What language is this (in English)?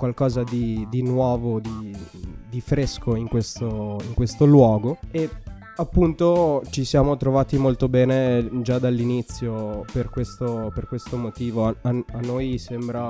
Italian